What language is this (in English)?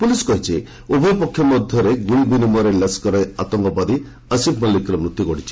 Odia